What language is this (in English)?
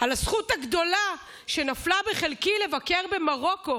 Hebrew